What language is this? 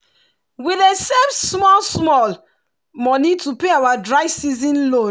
Nigerian Pidgin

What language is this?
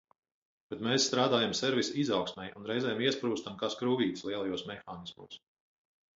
Latvian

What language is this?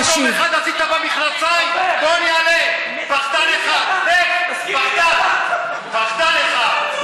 Hebrew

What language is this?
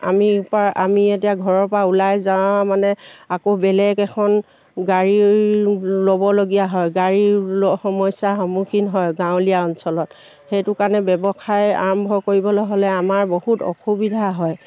Assamese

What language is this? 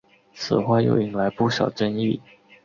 Chinese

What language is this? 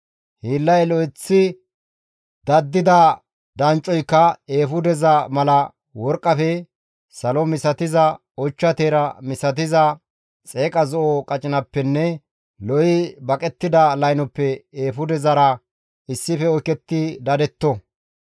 Gamo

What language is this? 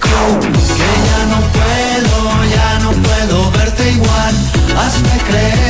Spanish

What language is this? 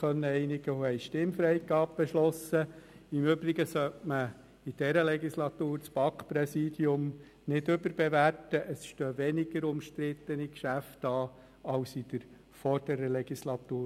Swiss German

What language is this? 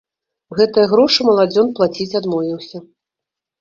Belarusian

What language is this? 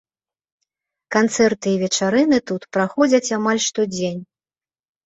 Belarusian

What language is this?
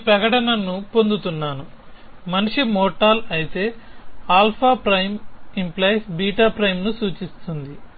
Telugu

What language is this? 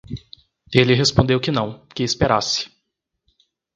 Portuguese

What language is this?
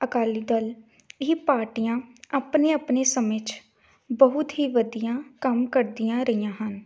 Punjabi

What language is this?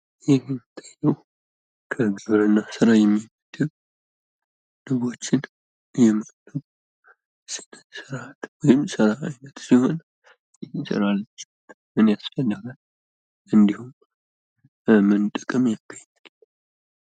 Amharic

